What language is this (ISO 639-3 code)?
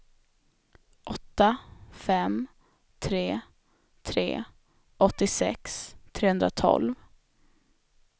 swe